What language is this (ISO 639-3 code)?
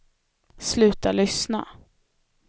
swe